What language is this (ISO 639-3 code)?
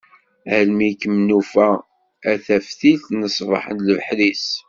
kab